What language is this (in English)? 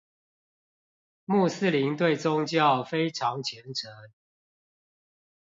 Chinese